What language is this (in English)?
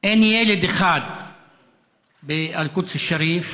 Hebrew